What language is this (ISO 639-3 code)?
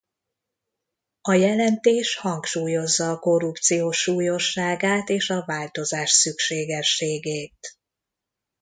hun